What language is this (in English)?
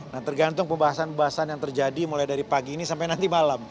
Indonesian